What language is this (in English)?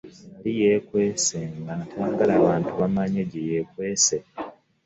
Ganda